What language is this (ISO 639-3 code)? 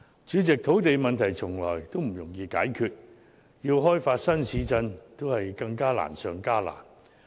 yue